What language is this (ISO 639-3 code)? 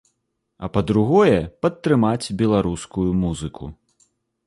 bel